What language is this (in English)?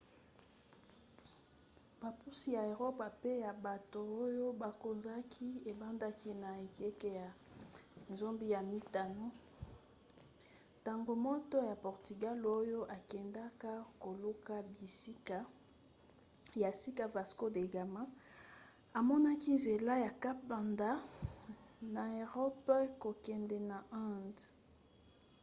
Lingala